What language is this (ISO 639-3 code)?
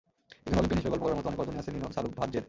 ben